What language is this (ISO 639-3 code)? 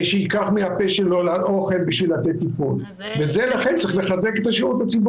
heb